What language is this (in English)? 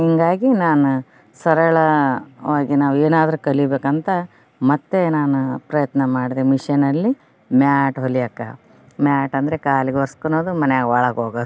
Kannada